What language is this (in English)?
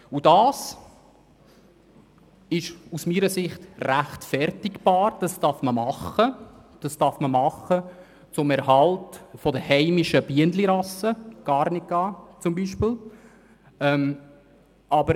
Swiss German